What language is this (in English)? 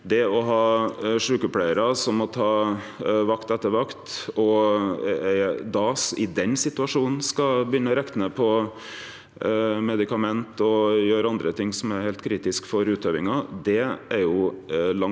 Norwegian